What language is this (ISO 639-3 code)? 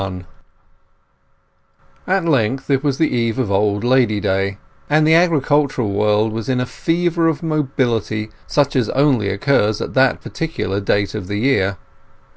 eng